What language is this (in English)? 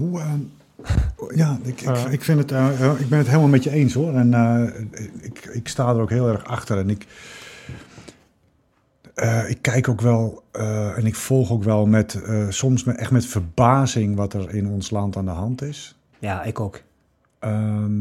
Dutch